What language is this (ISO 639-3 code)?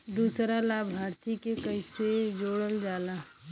bho